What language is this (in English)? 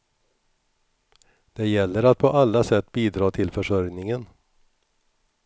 Swedish